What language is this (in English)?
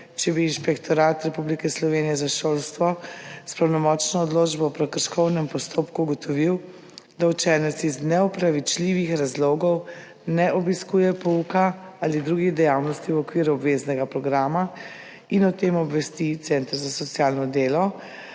Slovenian